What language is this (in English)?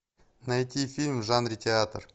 Russian